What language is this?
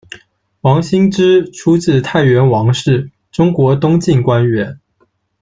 Chinese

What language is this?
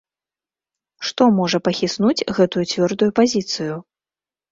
Belarusian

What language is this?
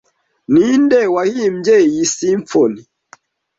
Kinyarwanda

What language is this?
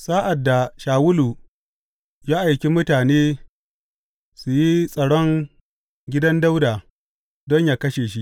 Hausa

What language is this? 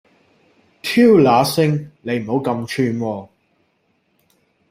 Cantonese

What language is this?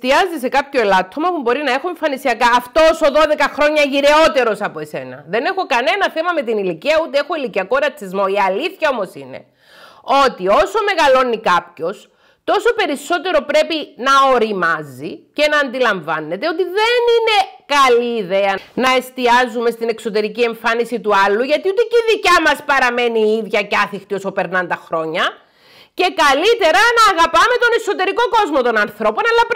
Greek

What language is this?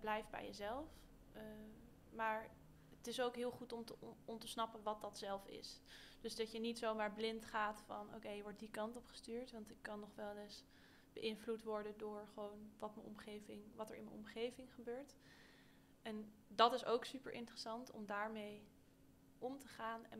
Dutch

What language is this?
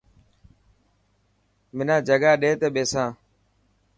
Dhatki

